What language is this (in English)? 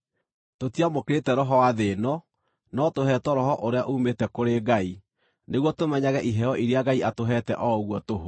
Kikuyu